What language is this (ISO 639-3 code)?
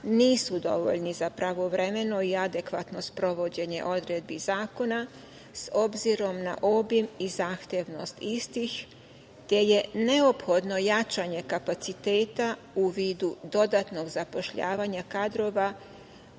srp